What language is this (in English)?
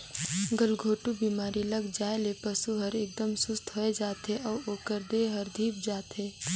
Chhattisgarhi